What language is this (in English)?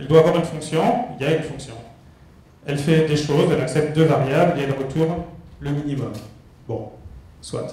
French